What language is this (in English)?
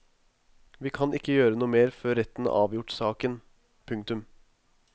Norwegian